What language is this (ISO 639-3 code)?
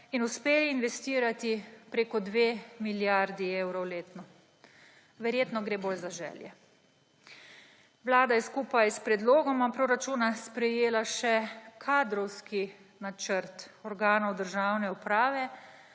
slv